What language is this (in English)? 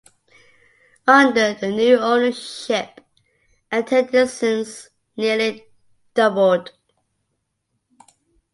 English